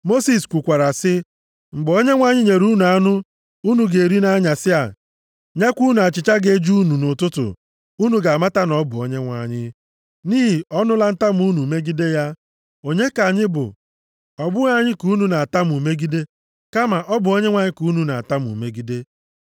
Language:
Igbo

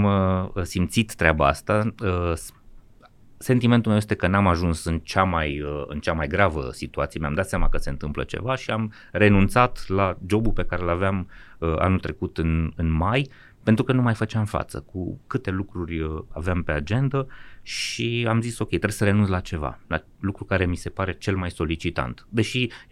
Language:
Romanian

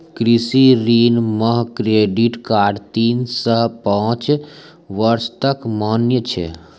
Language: Maithili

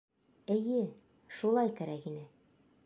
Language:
Bashkir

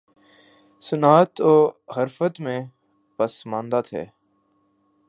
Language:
Urdu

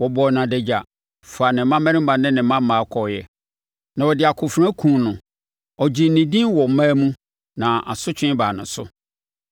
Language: Akan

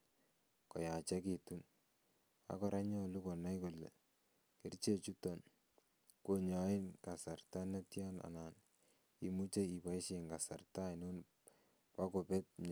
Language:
Kalenjin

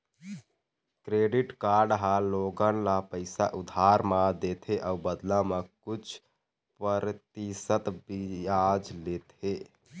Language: Chhattisgarhi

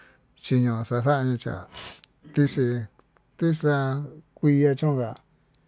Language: Tututepec Mixtec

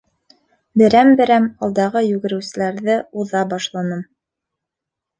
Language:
Bashkir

